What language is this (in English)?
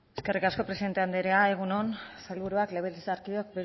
Basque